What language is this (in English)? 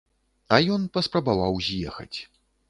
Belarusian